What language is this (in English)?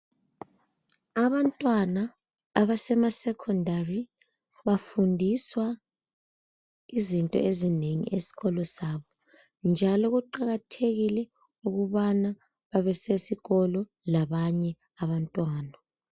North Ndebele